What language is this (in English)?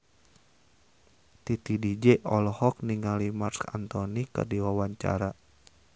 Sundanese